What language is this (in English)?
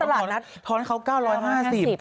Thai